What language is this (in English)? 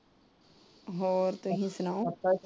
Punjabi